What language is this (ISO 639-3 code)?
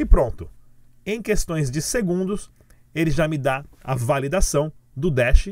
por